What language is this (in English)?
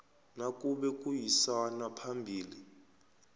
South Ndebele